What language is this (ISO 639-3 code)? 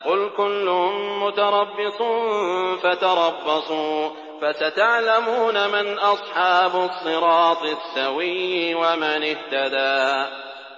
ara